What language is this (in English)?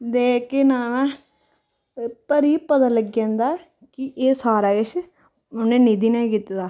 Dogri